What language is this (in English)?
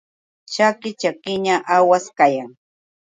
Yauyos Quechua